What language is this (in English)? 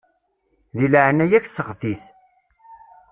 Kabyle